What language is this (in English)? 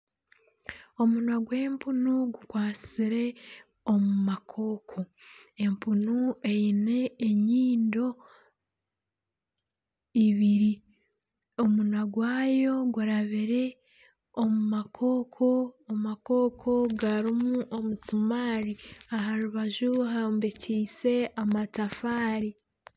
Nyankole